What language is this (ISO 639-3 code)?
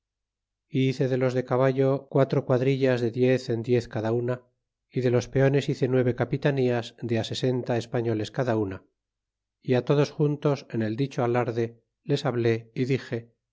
spa